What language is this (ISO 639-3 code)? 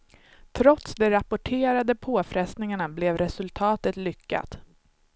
swe